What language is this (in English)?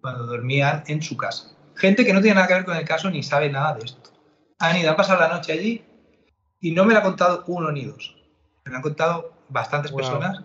Spanish